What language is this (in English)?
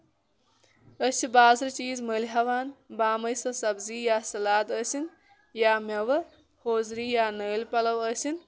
Kashmiri